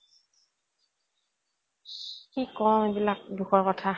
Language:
Assamese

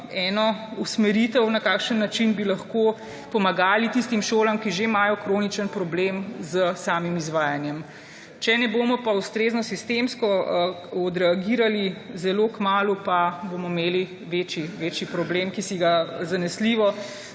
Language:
Slovenian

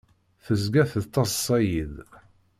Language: Kabyle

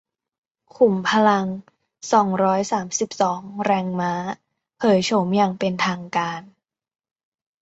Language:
Thai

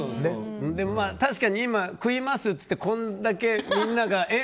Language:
Japanese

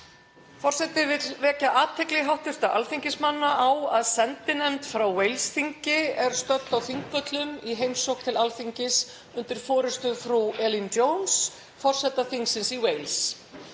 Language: Icelandic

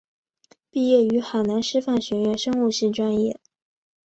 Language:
Chinese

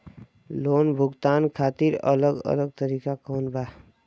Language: Bhojpuri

